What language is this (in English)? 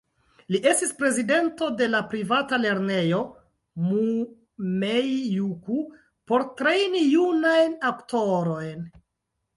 Esperanto